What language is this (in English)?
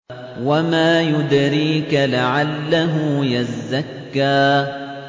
Arabic